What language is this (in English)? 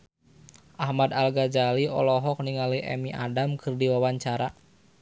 Sundanese